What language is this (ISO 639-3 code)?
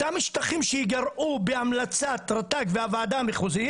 heb